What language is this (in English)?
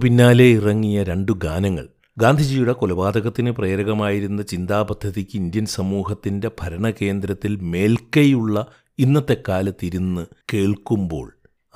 Malayalam